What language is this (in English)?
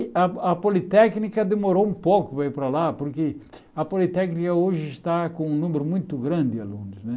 Portuguese